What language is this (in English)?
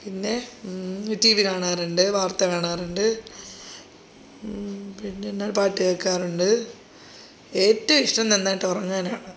Malayalam